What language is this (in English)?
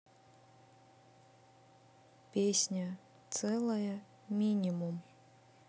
Russian